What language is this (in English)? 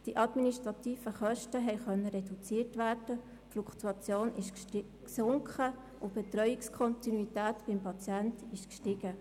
Swiss German